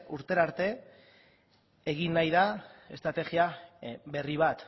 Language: Basque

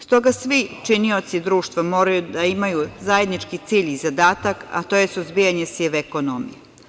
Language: Serbian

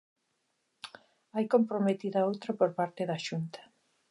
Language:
Galician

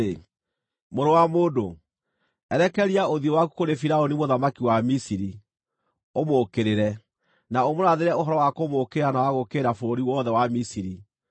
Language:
Kikuyu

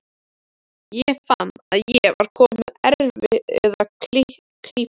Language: Icelandic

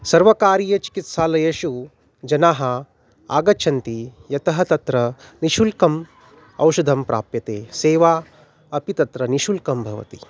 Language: Sanskrit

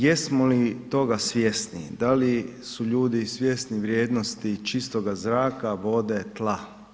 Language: Croatian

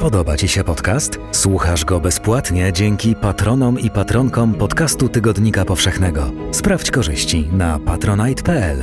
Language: Polish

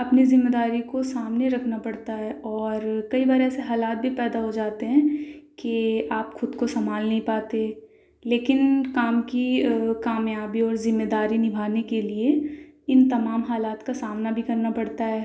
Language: Urdu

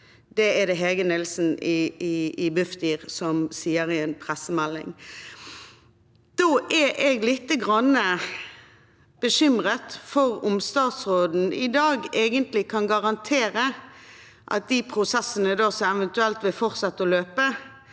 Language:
Norwegian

